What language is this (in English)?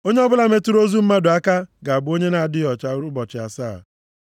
Igbo